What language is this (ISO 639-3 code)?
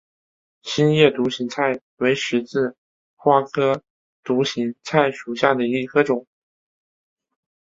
zho